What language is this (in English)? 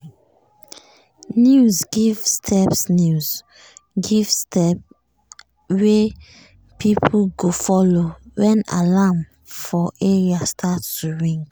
Nigerian Pidgin